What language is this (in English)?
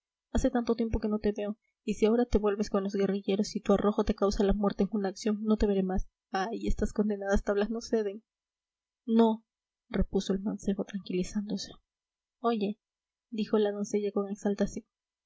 Spanish